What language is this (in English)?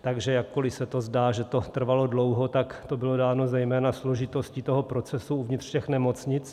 Czech